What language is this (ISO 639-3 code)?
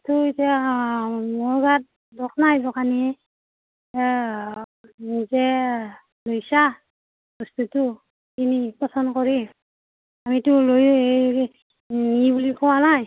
asm